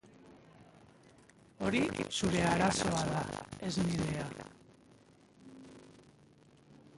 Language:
Basque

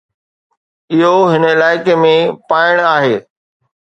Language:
Sindhi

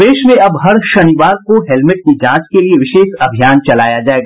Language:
Hindi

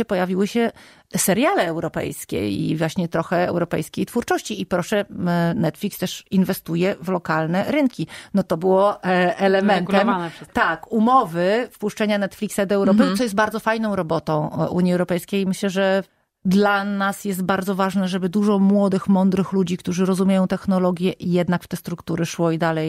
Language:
Polish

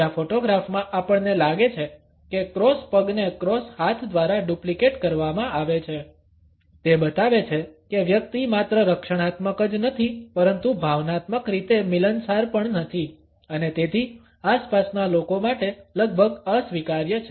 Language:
Gujarati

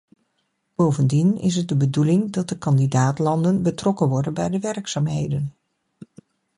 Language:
Dutch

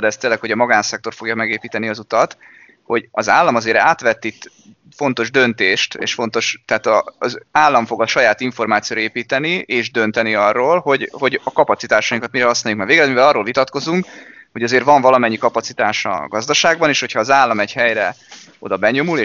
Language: Hungarian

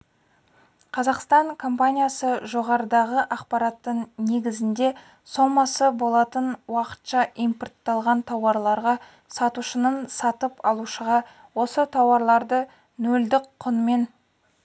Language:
Kazakh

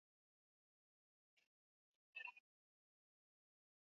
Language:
Swahili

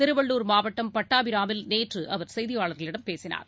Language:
Tamil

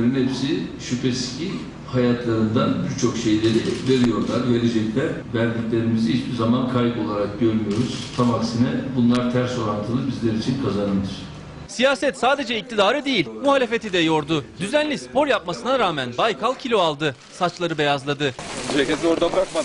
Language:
Turkish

